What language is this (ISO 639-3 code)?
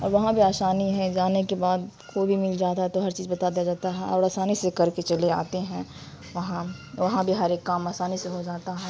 urd